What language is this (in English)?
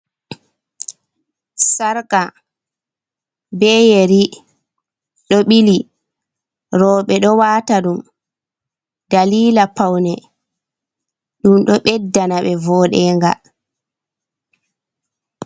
Fula